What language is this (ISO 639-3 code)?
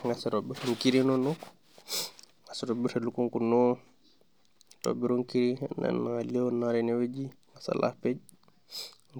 mas